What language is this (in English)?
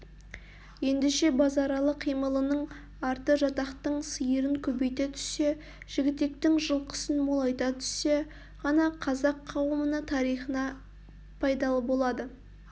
Kazakh